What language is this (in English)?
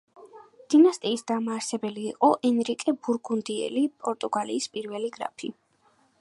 Georgian